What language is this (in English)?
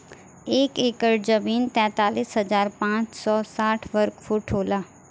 Bhojpuri